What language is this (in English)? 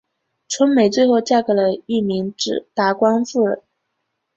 Chinese